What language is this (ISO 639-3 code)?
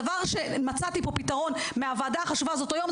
heb